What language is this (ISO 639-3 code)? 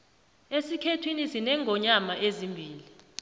nbl